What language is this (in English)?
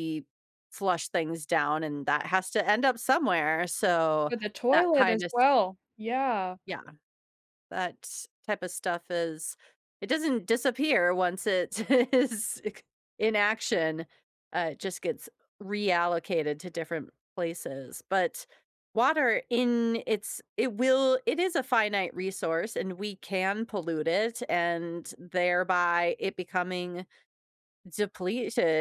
English